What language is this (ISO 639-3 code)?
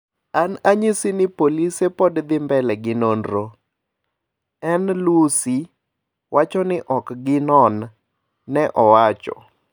luo